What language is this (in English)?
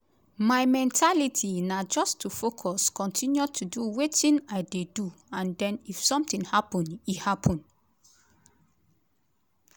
Nigerian Pidgin